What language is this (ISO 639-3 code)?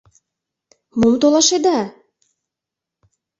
chm